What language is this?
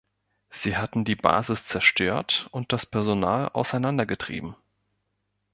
German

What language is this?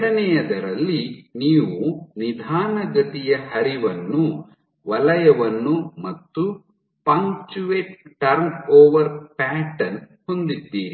Kannada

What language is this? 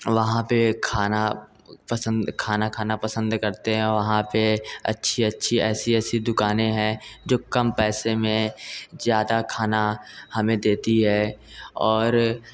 Hindi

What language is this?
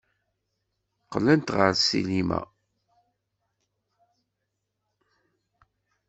Kabyle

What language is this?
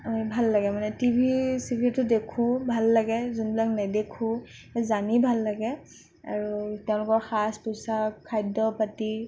Assamese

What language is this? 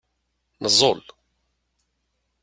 Kabyle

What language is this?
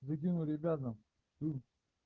Russian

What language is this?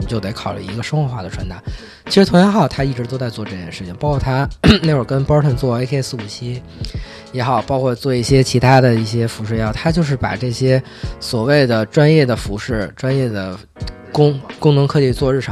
Chinese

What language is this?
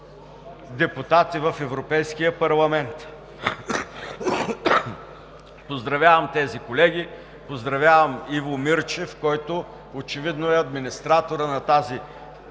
Bulgarian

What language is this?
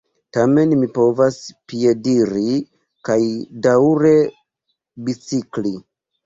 Esperanto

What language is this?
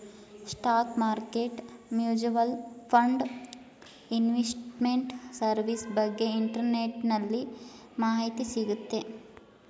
Kannada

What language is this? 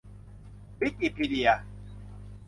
Thai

